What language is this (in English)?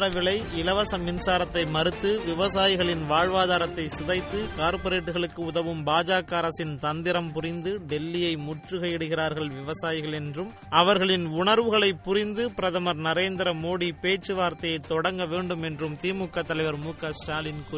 Tamil